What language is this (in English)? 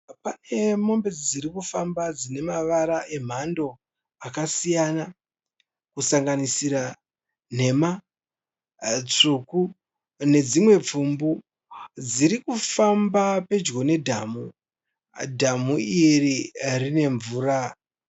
Shona